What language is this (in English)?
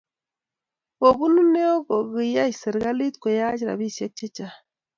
Kalenjin